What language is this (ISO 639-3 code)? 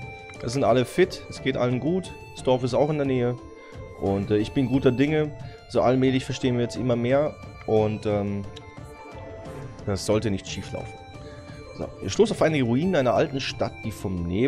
deu